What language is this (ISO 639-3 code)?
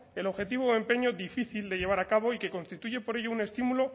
spa